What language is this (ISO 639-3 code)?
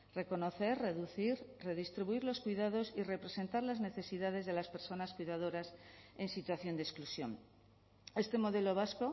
spa